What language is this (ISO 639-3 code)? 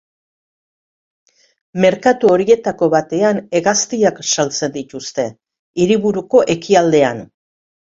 eus